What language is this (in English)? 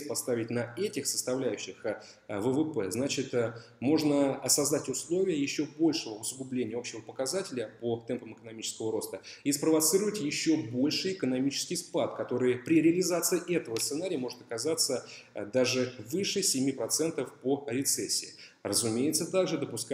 Russian